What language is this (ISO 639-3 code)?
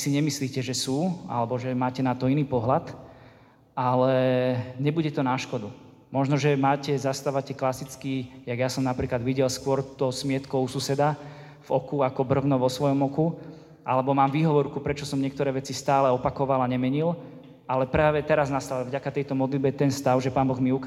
slk